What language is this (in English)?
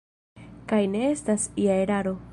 Esperanto